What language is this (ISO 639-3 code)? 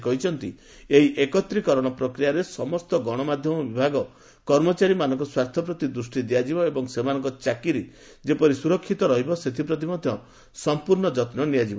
ori